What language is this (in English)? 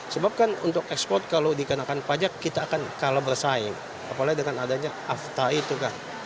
Indonesian